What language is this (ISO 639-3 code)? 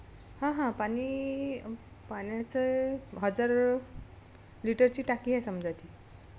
mar